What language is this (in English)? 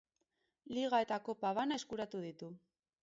Basque